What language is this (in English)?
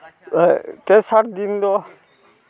Santali